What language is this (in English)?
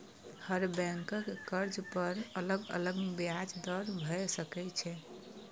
Maithili